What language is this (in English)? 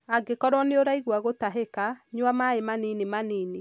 Kikuyu